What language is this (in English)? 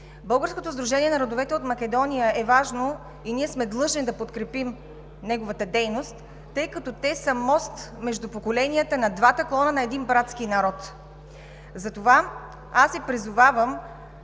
Bulgarian